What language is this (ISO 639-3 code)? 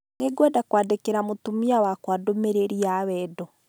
kik